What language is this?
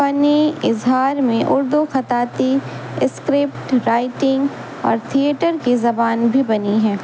Urdu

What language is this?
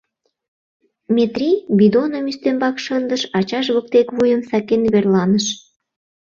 Mari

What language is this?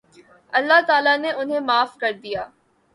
Urdu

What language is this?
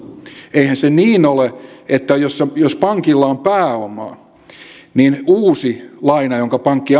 Finnish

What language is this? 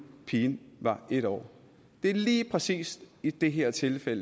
Danish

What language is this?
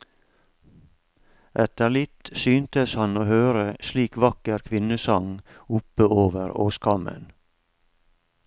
Norwegian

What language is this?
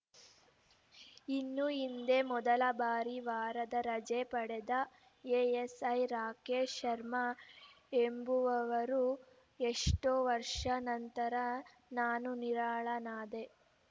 Kannada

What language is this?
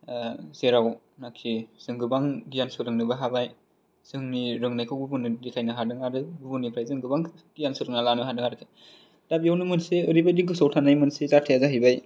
Bodo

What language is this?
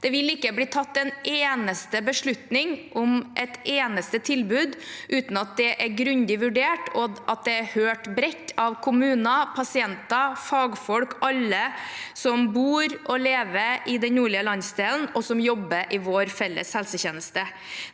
Norwegian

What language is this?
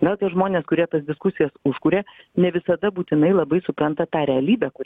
Lithuanian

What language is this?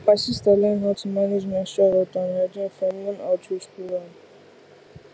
Nigerian Pidgin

